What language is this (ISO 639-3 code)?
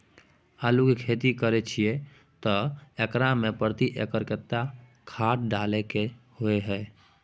mai